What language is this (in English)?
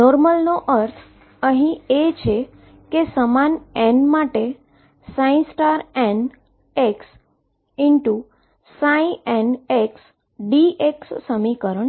Gujarati